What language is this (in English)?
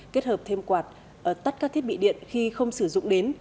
Vietnamese